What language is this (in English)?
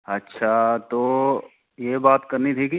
Dogri